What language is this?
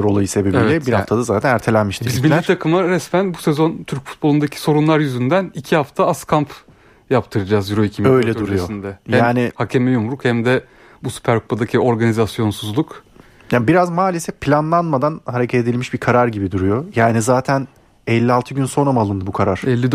Turkish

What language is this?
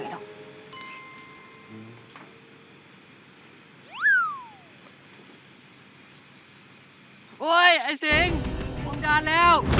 Thai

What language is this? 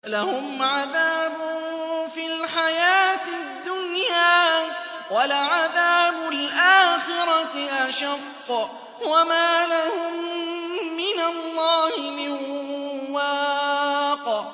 Arabic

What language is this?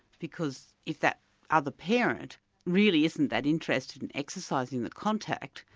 English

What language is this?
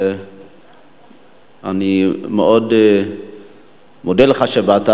Hebrew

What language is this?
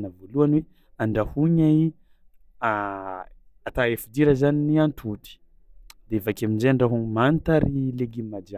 Tsimihety Malagasy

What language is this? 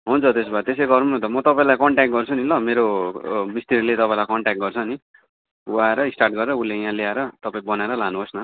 Nepali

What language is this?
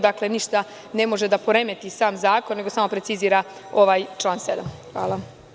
Serbian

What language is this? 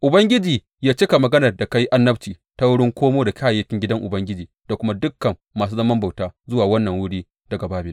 Hausa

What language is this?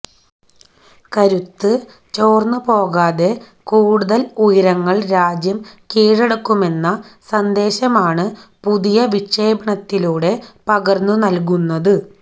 Malayalam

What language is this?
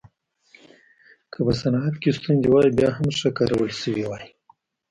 Pashto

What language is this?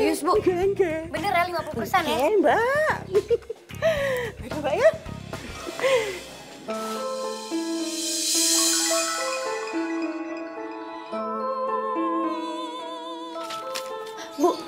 Indonesian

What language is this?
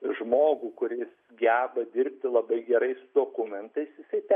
Lithuanian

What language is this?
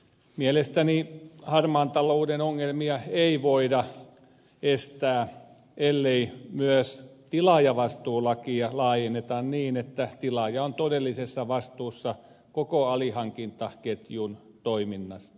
Finnish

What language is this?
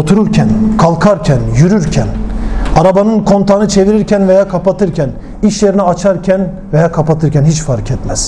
Turkish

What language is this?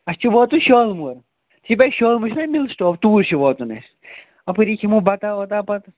Kashmiri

